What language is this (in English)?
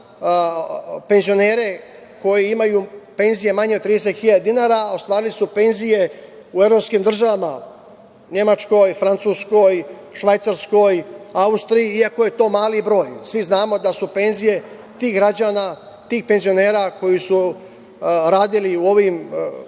Serbian